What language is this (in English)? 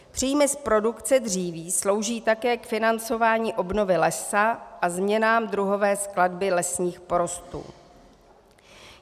Czech